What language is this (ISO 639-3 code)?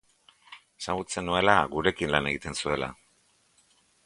eus